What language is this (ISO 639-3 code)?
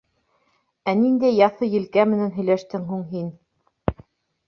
bak